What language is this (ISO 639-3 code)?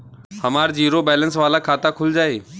bho